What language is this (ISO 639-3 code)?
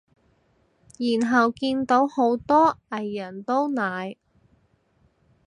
yue